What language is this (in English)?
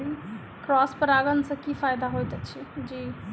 Maithili